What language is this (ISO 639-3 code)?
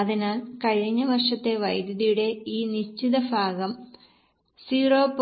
mal